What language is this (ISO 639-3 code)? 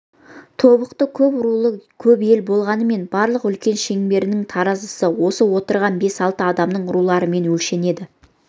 kaz